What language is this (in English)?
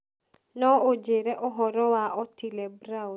Kikuyu